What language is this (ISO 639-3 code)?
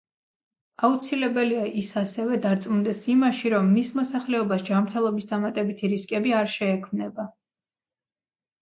kat